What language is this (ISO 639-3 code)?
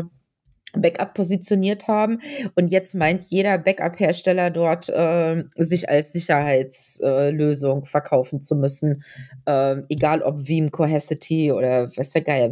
deu